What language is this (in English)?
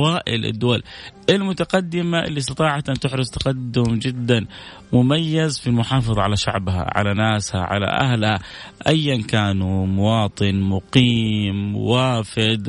Arabic